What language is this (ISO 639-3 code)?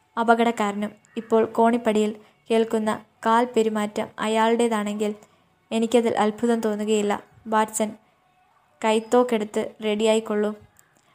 mal